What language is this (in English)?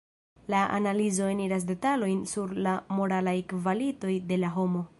Esperanto